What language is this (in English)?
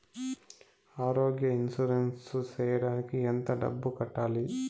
Telugu